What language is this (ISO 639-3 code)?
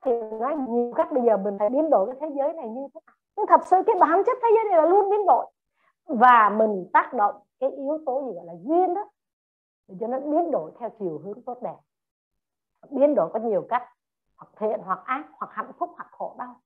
vie